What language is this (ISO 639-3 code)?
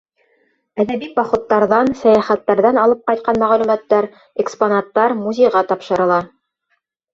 bak